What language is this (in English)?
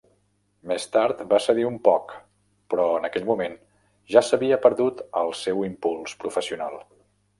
Catalan